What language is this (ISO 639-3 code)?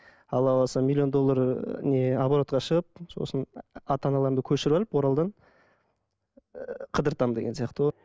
kaz